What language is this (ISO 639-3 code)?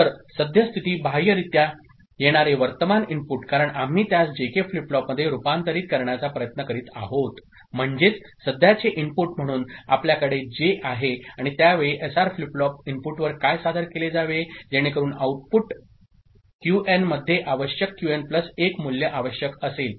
mar